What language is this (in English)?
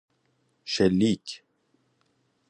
Persian